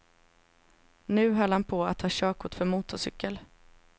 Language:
Swedish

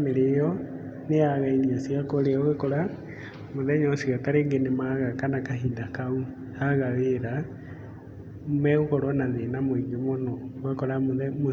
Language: Kikuyu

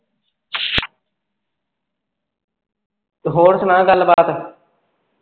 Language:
Punjabi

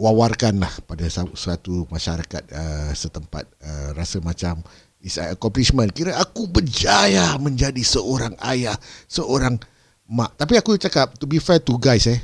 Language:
Malay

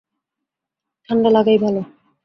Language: Bangla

